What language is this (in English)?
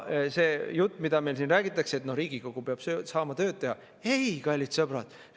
Estonian